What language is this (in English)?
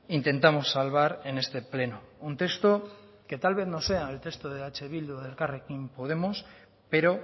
Spanish